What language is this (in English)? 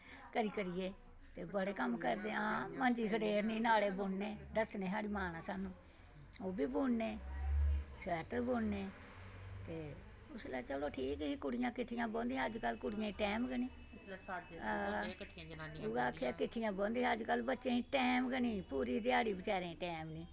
Dogri